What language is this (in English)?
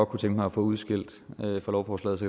Danish